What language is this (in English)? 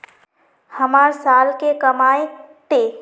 Magahi